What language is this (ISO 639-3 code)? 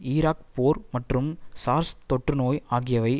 tam